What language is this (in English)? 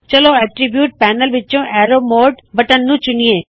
Punjabi